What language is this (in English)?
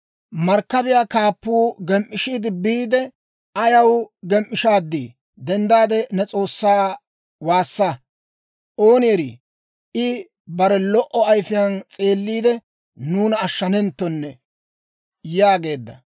Dawro